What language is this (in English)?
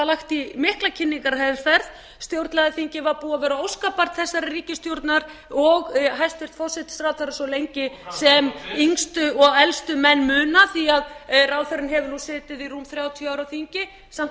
Icelandic